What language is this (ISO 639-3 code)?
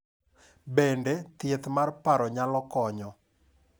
luo